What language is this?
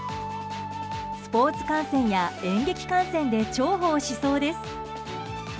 Japanese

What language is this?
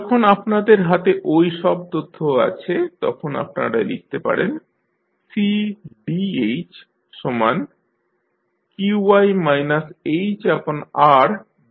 Bangla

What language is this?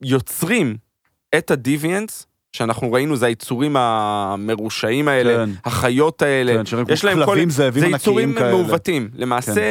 Hebrew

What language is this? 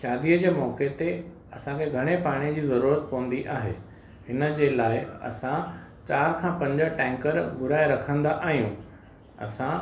Sindhi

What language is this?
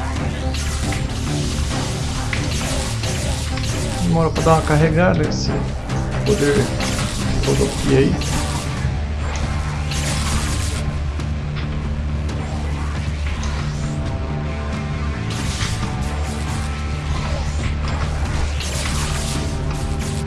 Portuguese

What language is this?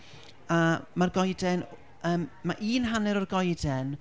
Welsh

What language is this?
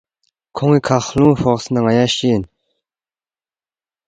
Balti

